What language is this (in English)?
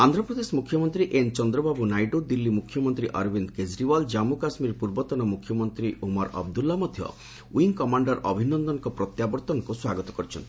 Odia